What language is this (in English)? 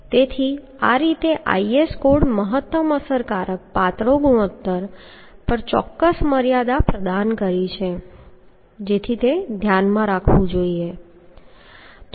Gujarati